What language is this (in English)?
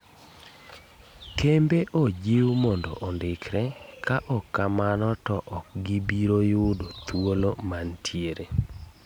Luo (Kenya and Tanzania)